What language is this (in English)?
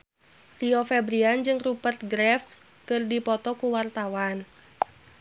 Sundanese